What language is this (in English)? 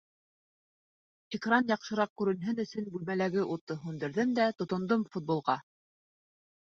Bashkir